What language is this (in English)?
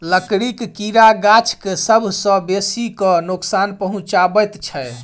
Maithili